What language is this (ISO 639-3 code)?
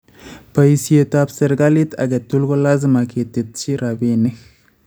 kln